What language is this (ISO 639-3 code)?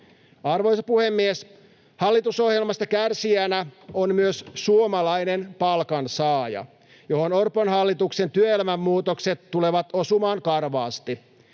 fin